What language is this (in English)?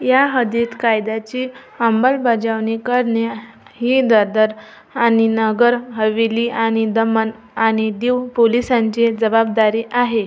Marathi